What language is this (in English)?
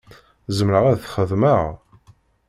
Kabyle